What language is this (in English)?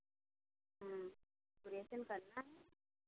Hindi